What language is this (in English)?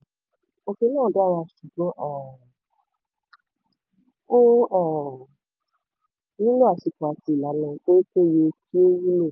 Yoruba